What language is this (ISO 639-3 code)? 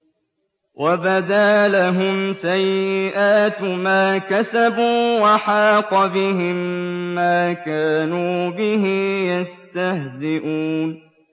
ara